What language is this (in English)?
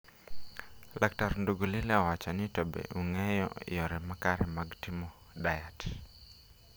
Luo (Kenya and Tanzania)